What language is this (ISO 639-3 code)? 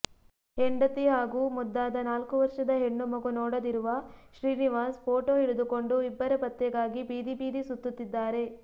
kan